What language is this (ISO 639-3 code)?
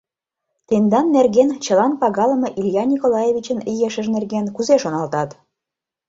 chm